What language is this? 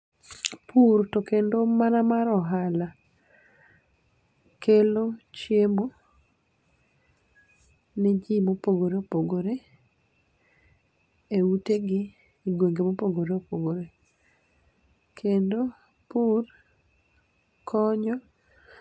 Luo (Kenya and Tanzania)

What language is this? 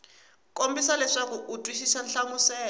Tsonga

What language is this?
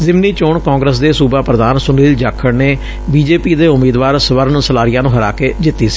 Punjabi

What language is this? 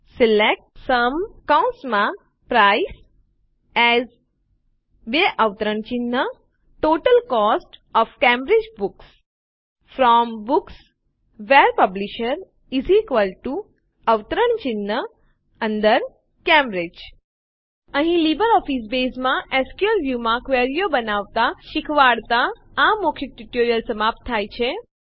Gujarati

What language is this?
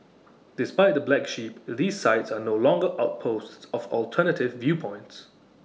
English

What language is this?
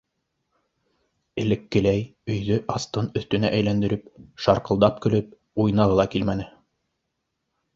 Bashkir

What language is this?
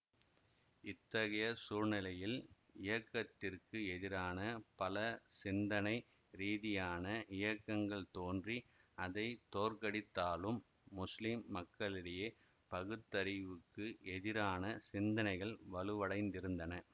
Tamil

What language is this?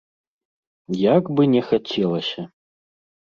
Belarusian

